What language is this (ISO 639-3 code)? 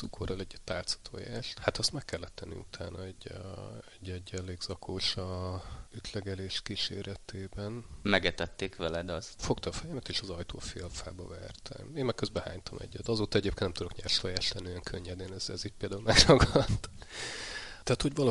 hun